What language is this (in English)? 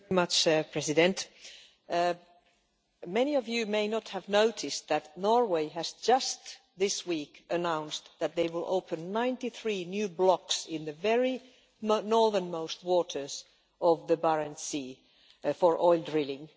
English